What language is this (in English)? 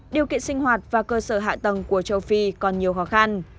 Vietnamese